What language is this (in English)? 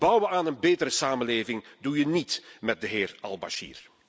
Dutch